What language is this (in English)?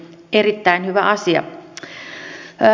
Finnish